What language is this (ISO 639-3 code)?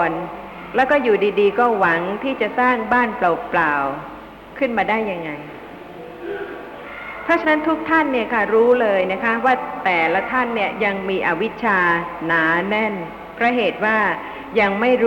tha